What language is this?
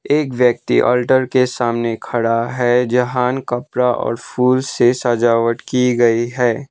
Hindi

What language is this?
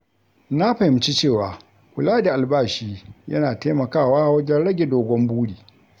Hausa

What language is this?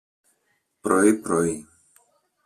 Greek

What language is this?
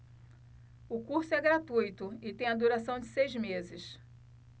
Portuguese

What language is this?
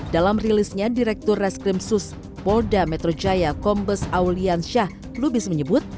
Indonesian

